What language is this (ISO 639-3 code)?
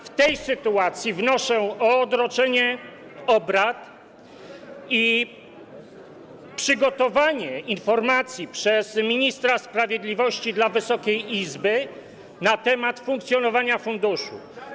pol